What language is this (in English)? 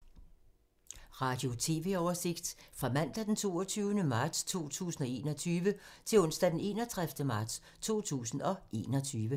Danish